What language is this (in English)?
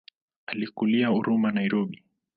Swahili